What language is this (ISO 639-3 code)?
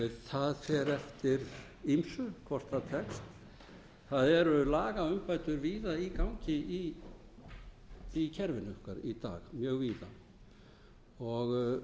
isl